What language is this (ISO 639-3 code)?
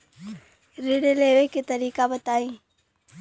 bho